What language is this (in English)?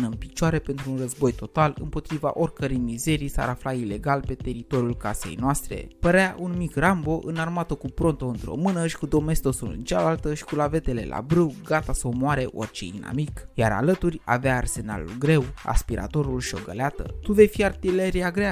Romanian